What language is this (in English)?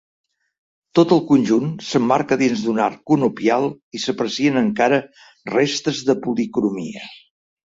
Catalan